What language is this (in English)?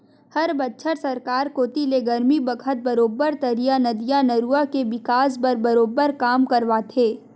Chhattisgarhi